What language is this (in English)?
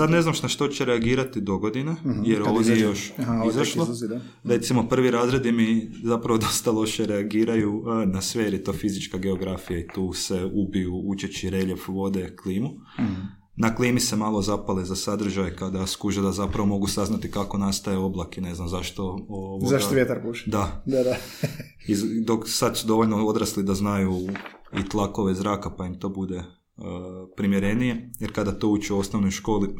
Croatian